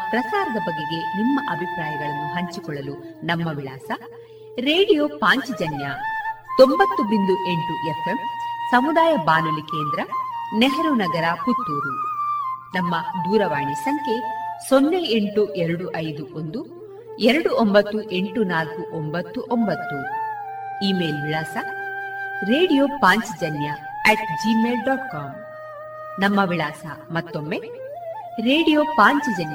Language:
Kannada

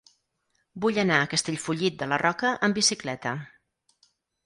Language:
Catalan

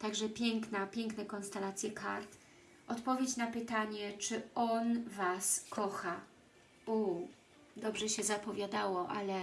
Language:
Polish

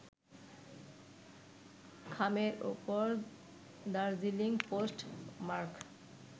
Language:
Bangla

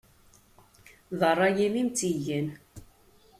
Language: Kabyle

